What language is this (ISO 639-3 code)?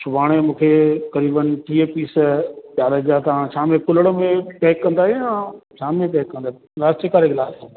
snd